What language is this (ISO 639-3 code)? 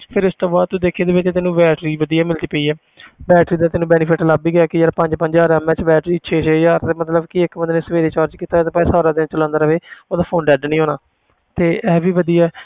pan